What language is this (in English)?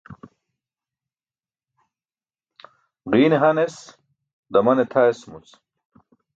Burushaski